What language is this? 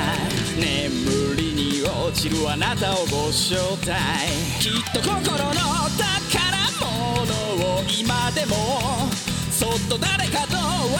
Japanese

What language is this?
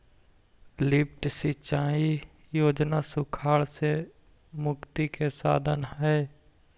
Magahi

